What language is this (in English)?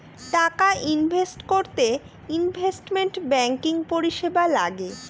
Bangla